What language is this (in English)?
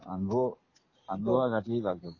Marathi